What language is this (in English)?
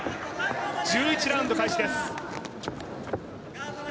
Japanese